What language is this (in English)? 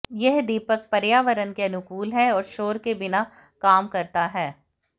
Hindi